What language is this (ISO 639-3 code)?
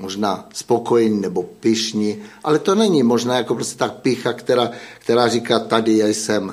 ces